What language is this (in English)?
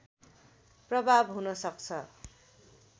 Nepali